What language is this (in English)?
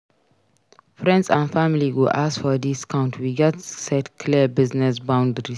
Nigerian Pidgin